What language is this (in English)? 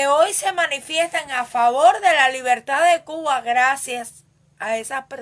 Spanish